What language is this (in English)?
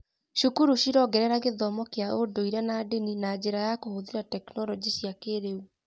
Kikuyu